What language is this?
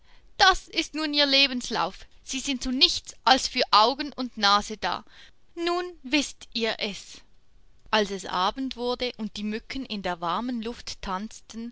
German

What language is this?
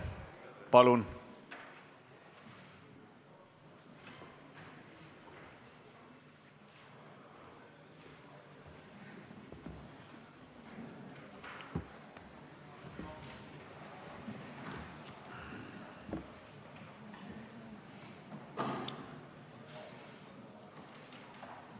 Estonian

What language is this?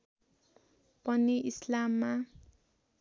Nepali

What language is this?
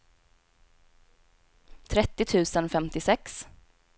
Swedish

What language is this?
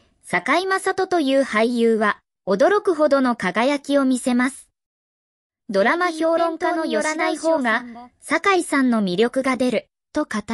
Japanese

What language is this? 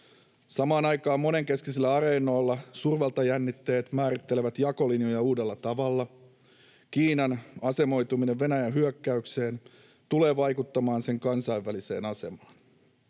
Finnish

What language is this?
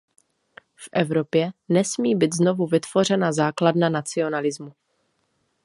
Czech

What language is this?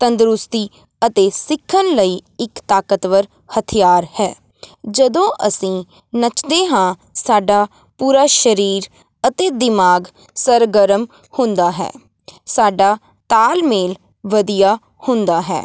Punjabi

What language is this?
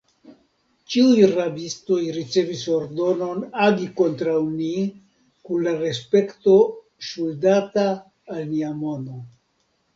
Esperanto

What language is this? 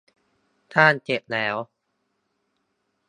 Thai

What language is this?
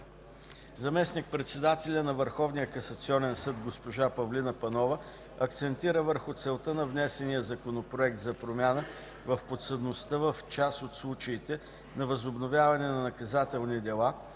Bulgarian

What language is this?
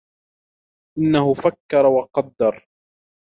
Arabic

